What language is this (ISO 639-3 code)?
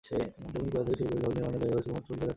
ben